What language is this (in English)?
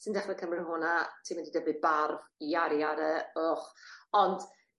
Welsh